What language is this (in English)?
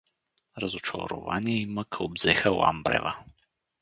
Bulgarian